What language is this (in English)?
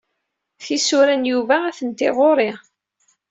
Kabyle